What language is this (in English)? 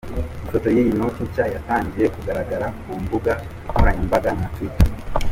Kinyarwanda